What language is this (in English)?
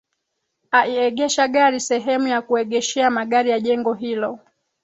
Swahili